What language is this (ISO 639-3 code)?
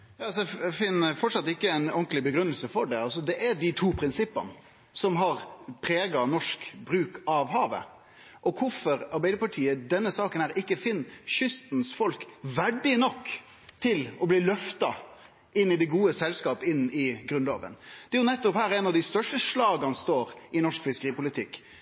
nno